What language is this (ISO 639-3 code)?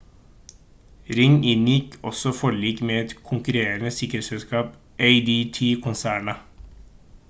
nob